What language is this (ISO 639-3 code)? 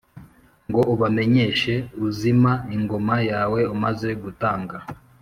kin